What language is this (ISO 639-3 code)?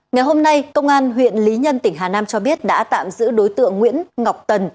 vie